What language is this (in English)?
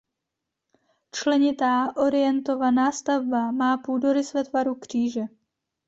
Czech